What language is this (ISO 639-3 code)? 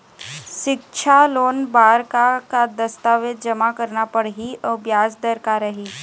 hne